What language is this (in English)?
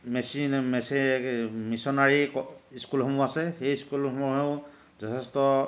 Assamese